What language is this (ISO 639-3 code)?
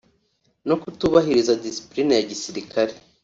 kin